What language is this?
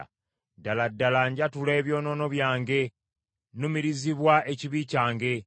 Ganda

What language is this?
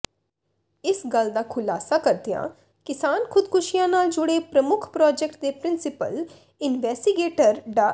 Punjabi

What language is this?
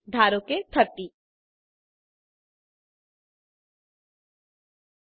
Gujarati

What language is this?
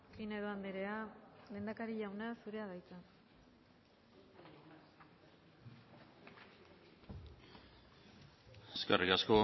Basque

